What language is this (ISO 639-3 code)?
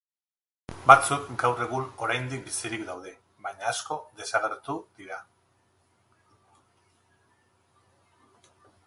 eus